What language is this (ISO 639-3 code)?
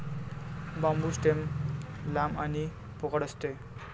mar